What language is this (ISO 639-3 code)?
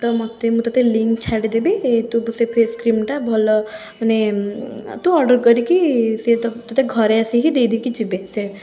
ori